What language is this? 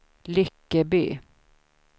Swedish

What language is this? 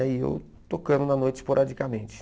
Portuguese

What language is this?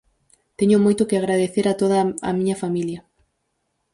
Galician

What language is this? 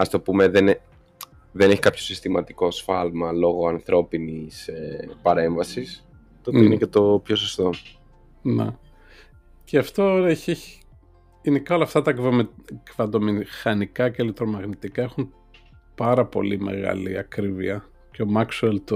Greek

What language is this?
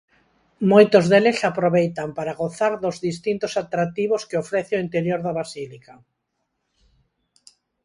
Galician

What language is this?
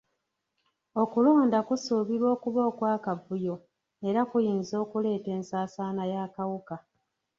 Ganda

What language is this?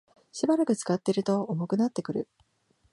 Japanese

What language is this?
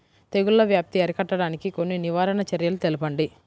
Telugu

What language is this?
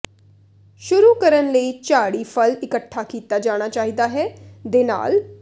Punjabi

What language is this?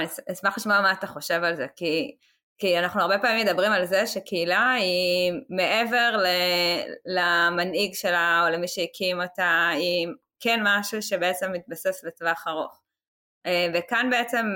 Hebrew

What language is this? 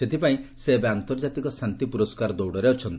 Odia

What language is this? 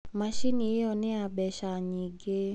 Kikuyu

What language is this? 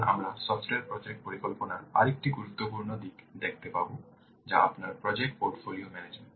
Bangla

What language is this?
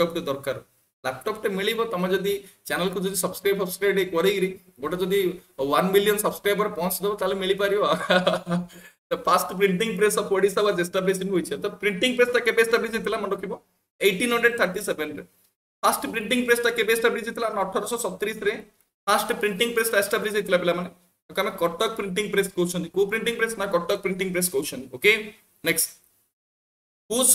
Hindi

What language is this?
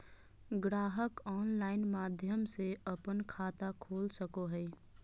Magahi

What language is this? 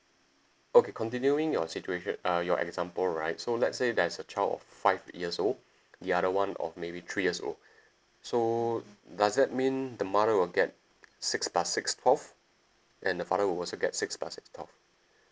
English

